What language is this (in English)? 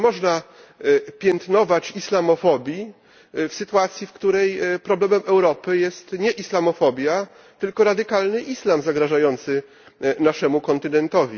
Polish